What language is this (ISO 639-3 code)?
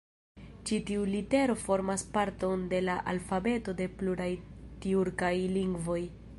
epo